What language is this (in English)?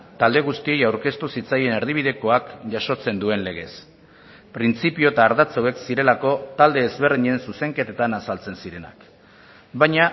Basque